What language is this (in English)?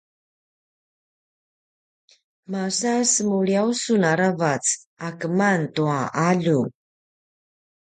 Paiwan